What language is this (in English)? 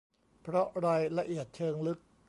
Thai